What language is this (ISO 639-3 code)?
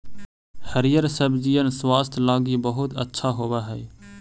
mag